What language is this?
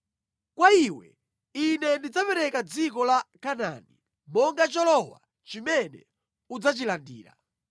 Nyanja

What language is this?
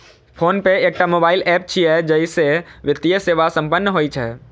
Maithili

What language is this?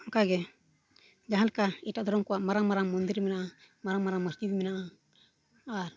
Santali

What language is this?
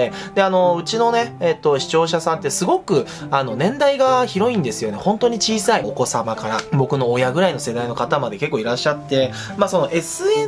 Japanese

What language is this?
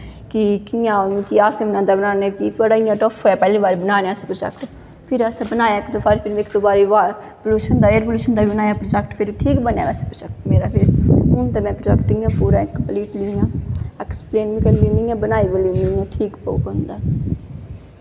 Dogri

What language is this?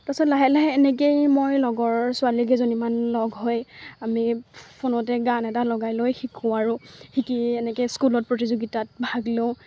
Assamese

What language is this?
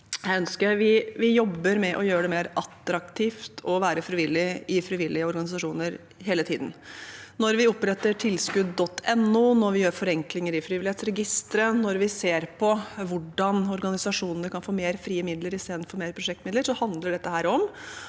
Norwegian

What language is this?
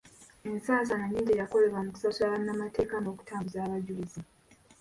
Ganda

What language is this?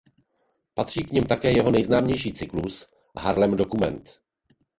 Czech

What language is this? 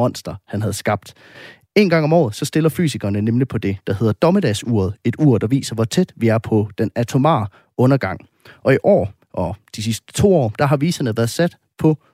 Danish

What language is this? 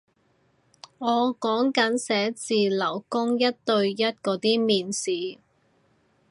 Cantonese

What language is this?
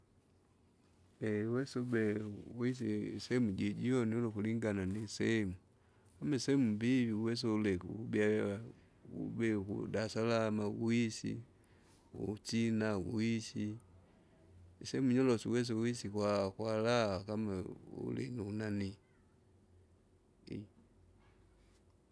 Kinga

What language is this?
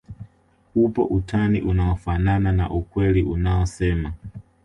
Swahili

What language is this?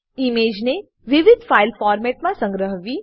Gujarati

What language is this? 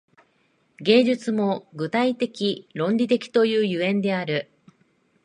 Japanese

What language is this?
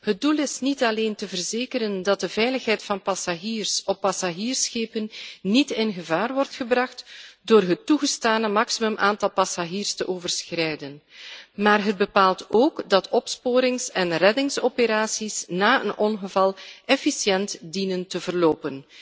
Dutch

